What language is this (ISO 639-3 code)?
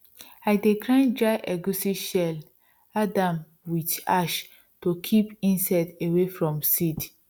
pcm